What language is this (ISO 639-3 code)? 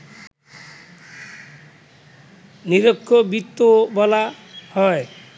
ben